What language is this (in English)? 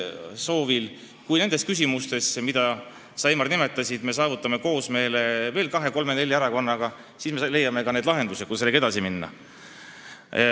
Estonian